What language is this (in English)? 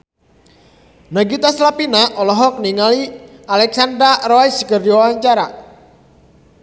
Sundanese